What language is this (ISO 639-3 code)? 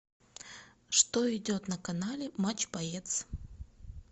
rus